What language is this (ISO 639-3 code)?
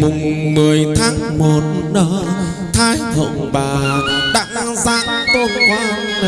vie